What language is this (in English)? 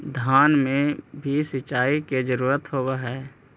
Magahi